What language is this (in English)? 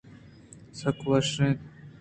Eastern Balochi